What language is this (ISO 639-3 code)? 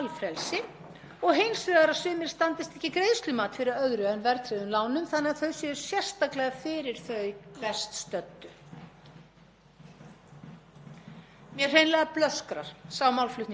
isl